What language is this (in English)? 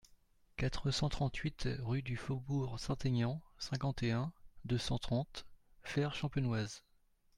French